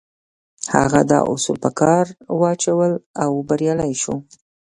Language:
Pashto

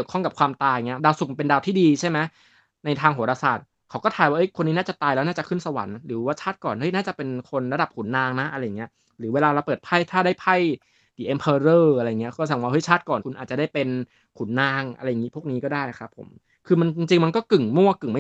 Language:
Thai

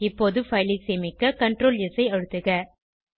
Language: Tamil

